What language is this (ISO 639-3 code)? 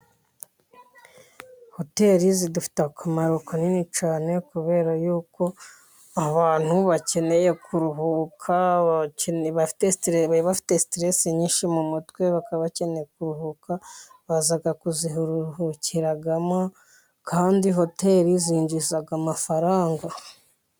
kin